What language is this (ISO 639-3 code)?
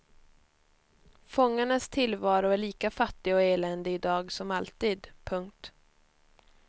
swe